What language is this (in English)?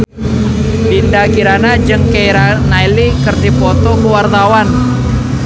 Sundanese